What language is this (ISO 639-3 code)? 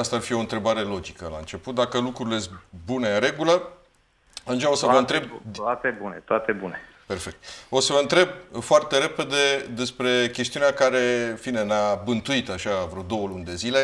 ron